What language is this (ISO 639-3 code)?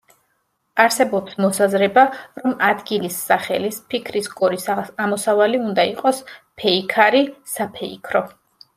kat